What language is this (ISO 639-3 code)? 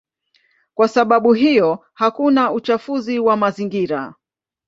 swa